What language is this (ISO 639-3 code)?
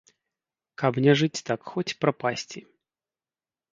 bel